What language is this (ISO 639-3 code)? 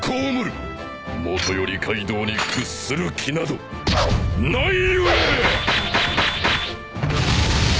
jpn